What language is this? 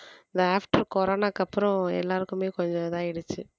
Tamil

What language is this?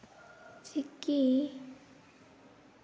Santali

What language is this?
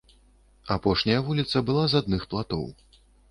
Belarusian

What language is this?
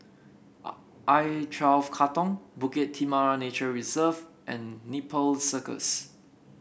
English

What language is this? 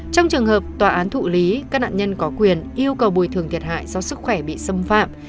Vietnamese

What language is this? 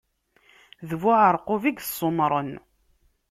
Kabyle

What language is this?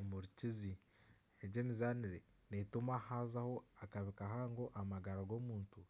Nyankole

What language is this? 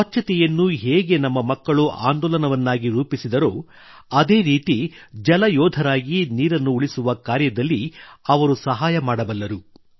Kannada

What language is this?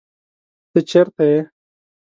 Pashto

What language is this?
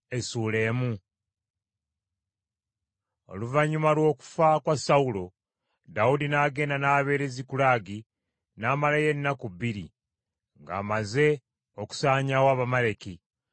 Ganda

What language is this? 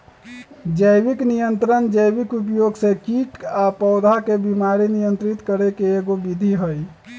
Magahi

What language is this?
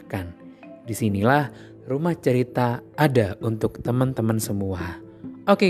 Indonesian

